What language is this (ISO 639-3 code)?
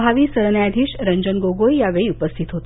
mar